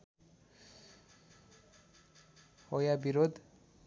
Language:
Nepali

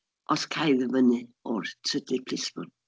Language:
Welsh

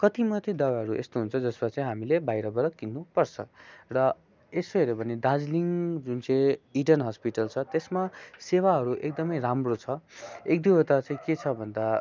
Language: Nepali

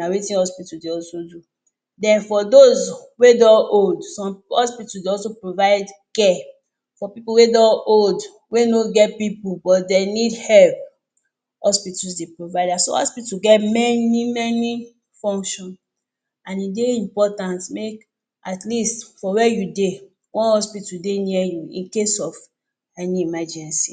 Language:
Nigerian Pidgin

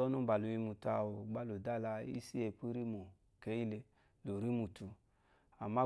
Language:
Eloyi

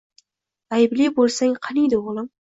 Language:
Uzbek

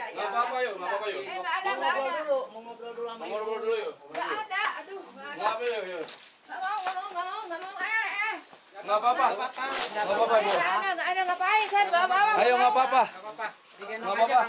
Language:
Indonesian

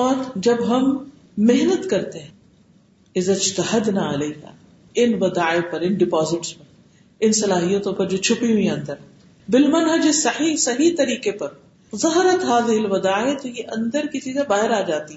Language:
Urdu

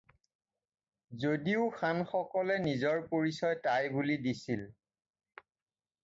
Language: Assamese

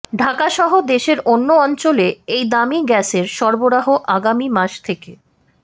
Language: Bangla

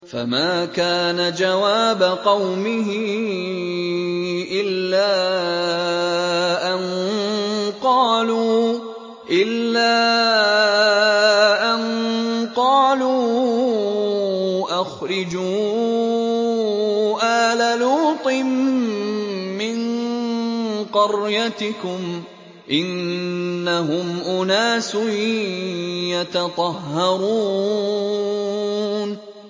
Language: Arabic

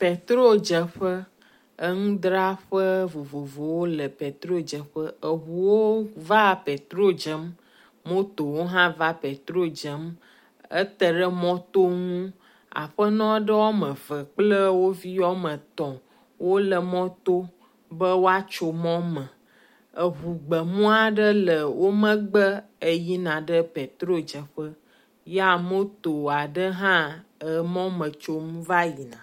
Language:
Ewe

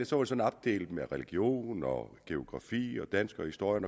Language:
Danish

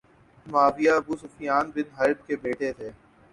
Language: Urdu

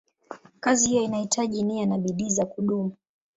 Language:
Swahili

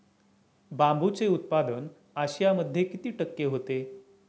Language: Marathi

